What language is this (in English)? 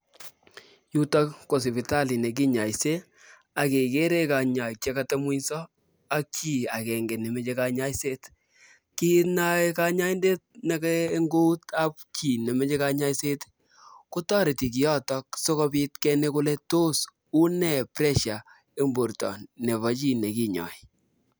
Kalenjin